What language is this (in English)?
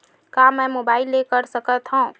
Chhattisgarhi